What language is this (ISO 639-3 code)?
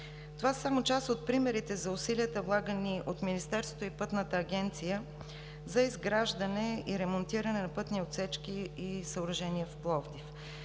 bul